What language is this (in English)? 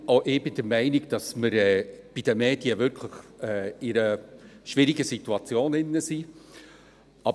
Swiss German